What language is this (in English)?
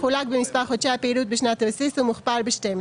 Hebrew